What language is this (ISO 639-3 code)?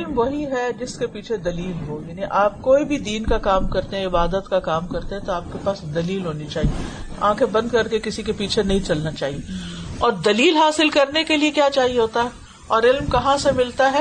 urd